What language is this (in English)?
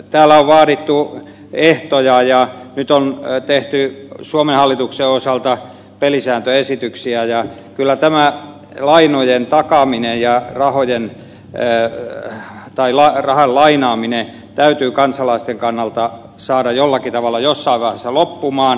Finnish